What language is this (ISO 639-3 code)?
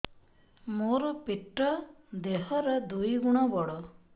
ori